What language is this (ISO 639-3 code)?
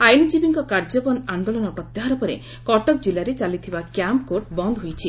ori